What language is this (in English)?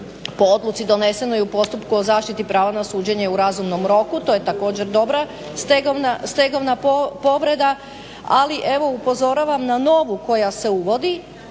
Croatian